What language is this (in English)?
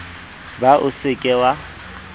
Southern Sotho